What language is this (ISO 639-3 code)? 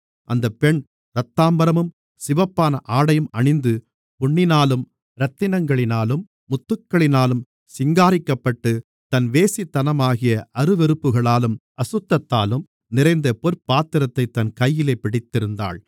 tam